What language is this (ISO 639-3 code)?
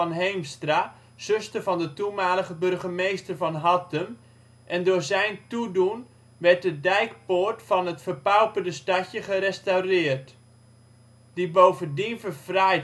nld